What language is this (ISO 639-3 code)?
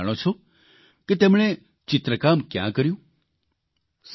guj